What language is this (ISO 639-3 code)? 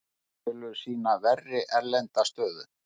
isl